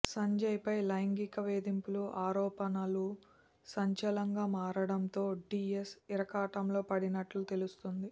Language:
Telugu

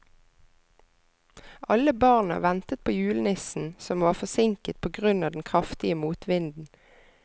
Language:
Norwegian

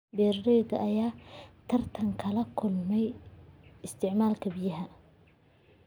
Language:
Somali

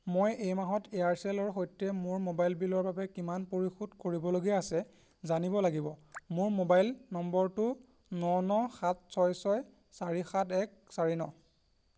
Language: Assamese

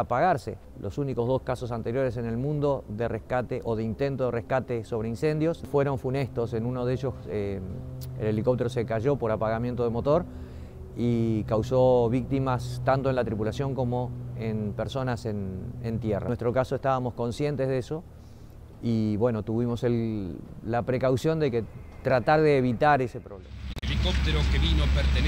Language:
Spanish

